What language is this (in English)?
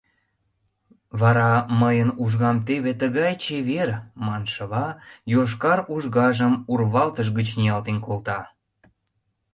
Mari